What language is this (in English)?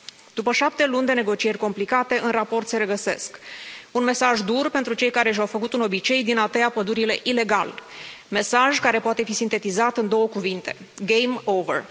Romanian